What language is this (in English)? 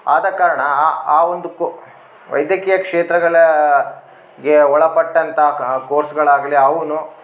Kannada